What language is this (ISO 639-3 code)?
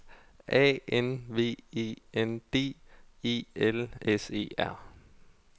dan